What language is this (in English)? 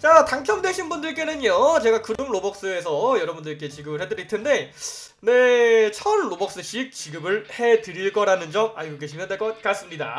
Korean